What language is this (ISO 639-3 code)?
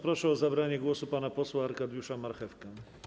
pol